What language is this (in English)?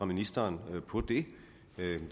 Danish